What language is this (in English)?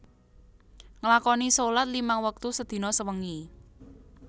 Javanese